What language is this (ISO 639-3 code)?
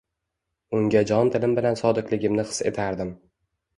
uzb